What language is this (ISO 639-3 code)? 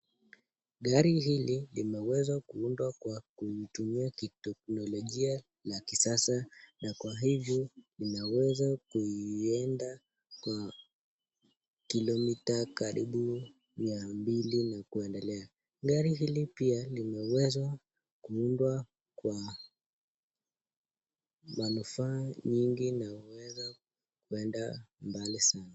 swa